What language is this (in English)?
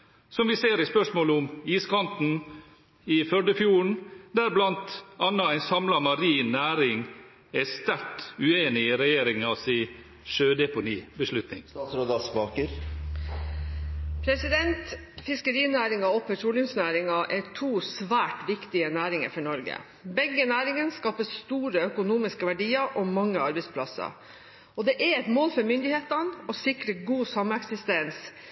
Norwegian Bokmål